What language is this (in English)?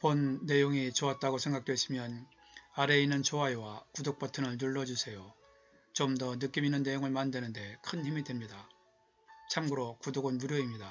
Korean